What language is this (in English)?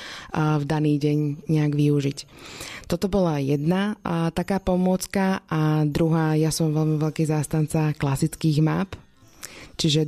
Slovak